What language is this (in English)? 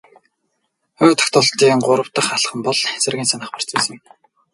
Mongolian